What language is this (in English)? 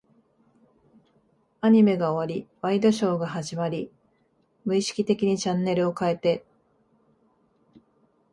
Japanese